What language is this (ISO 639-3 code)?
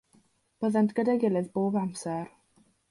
cym